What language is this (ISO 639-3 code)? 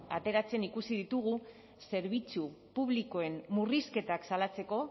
eus